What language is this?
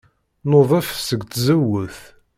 Kabyle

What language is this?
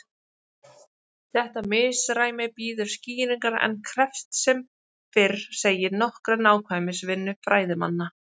Icelandic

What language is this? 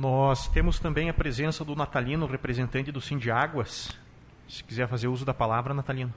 Portuguese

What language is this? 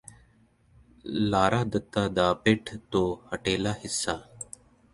Punjabi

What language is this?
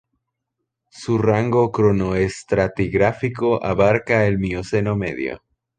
Spanish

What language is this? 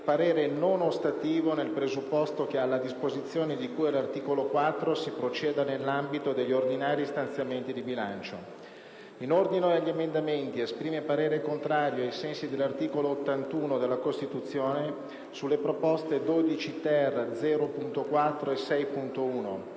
Italian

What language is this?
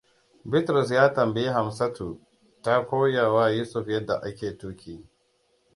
Hausa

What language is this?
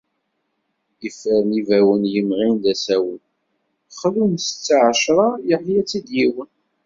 Kabyle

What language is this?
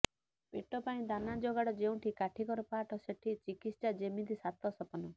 Odia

